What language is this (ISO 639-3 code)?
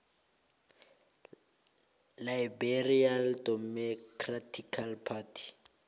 nbl